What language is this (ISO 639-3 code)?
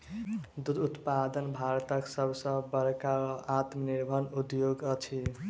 mai